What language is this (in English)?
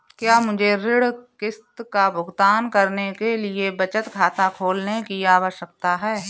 Hindi